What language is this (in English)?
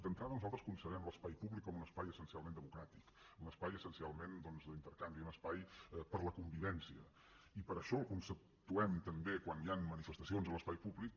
Catalan